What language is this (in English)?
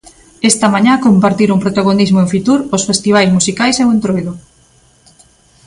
Galician